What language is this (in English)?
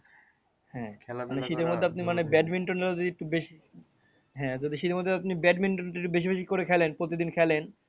Bangla